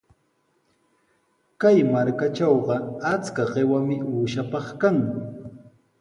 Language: Sihuas Ancash Quechua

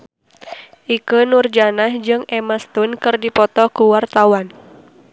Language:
Sundanese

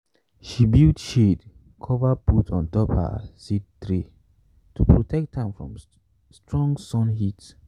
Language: Nigerian Pidgin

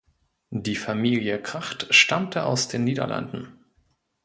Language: German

